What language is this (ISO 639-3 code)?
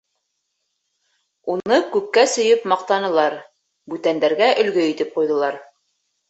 bak